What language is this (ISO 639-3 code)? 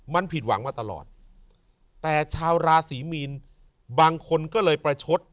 tha